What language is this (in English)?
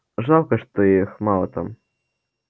Russian